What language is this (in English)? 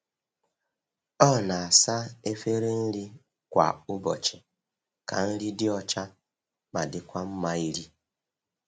Igbo